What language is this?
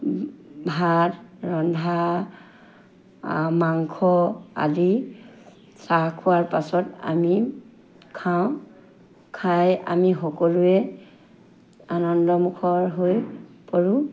Assamese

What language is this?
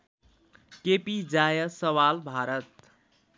Nepali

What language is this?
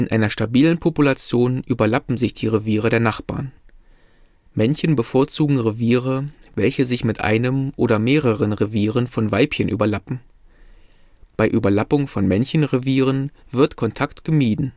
German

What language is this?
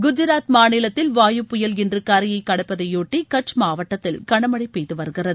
Tamil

